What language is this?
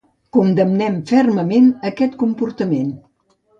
Catalan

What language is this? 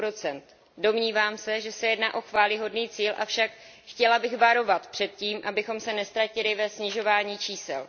Czech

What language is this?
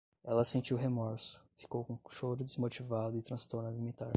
Portuguese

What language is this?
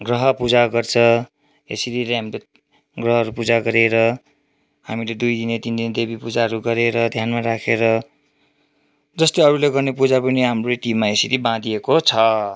Nepali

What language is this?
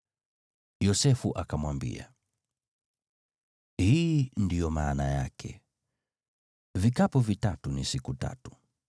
Swahili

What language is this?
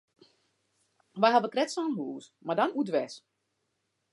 Western Frisian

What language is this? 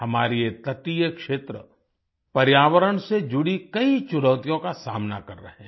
Hindi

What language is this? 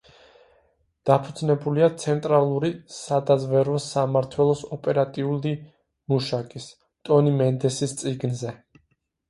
Georgian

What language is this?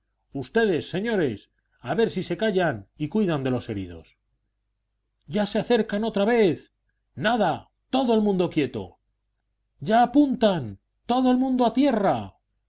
Spanish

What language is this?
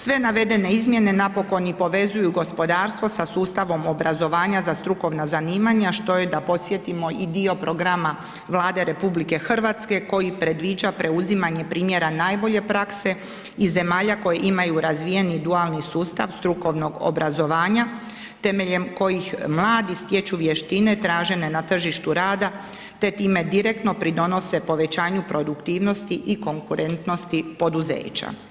Croatian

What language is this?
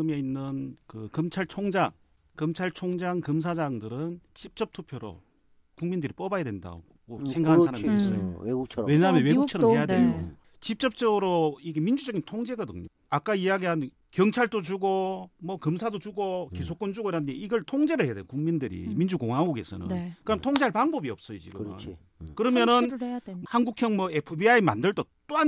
Korean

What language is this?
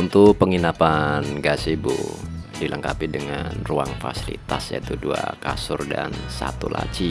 Indonesian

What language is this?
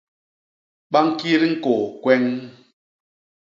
Basaa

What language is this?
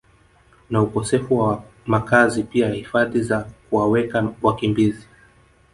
Swahili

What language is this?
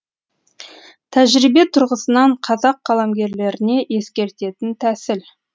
Kazakh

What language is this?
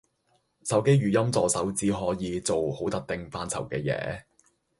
Cantonese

